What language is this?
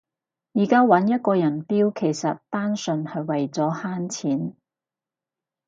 Cantonese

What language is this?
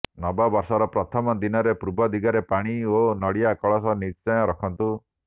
Odia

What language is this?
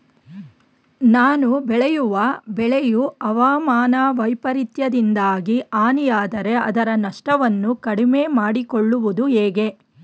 Kannada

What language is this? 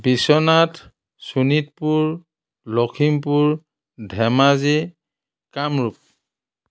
Assamese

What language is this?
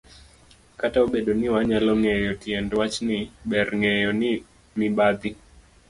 Luo (Kenya and Tanzania)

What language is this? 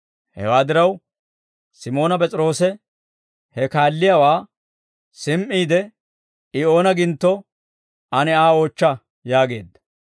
Dawro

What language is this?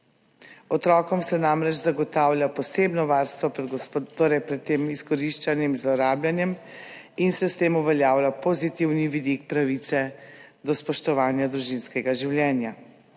Slovenian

